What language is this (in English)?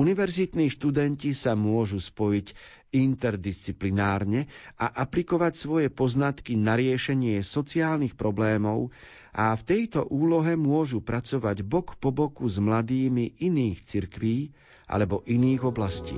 Slovak